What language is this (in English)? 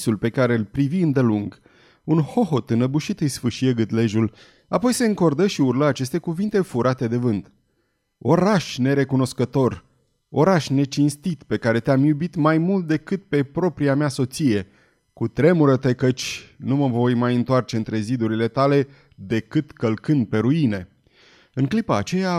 Romanian